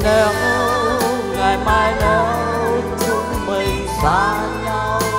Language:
Vietnamese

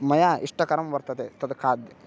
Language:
Sanskrit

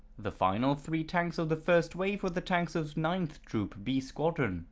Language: English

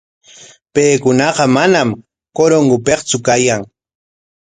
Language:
Corongo Ancash Quechua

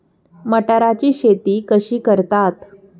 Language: Marathi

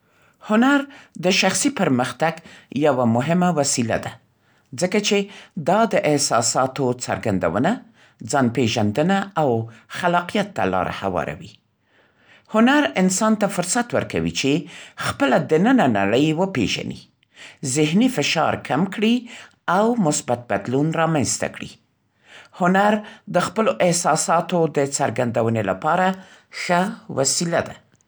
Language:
Central Pashto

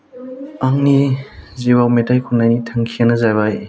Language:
Bodo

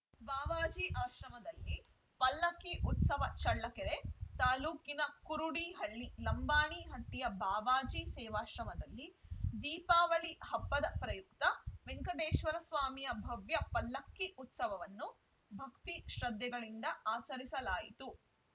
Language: Kannada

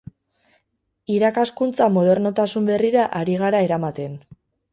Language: Basque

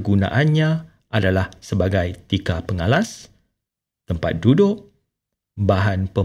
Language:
Malay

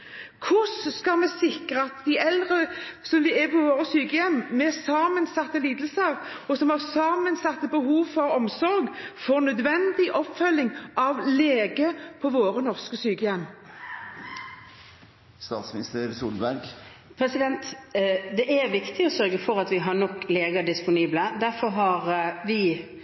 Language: Norwegian Bokmål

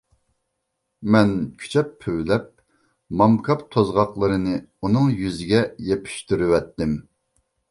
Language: Uyghur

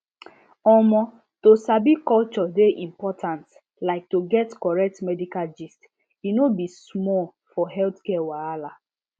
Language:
Nigerian Pidgin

